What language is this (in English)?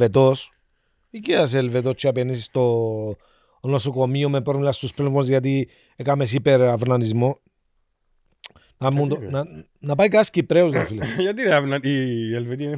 Greek